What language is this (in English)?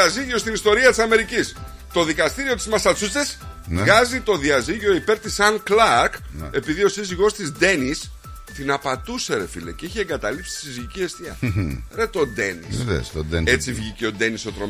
Greek